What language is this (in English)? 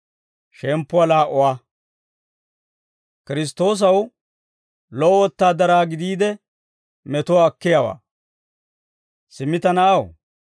Dawro